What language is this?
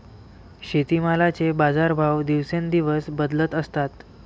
Marathi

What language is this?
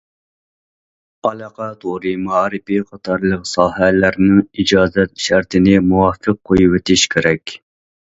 Uyghur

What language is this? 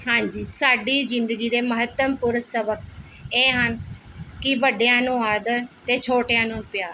Punjabi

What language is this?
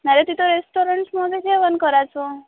Marathi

